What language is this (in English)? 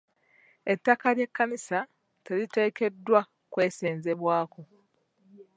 Ganda